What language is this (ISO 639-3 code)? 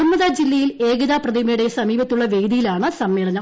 mal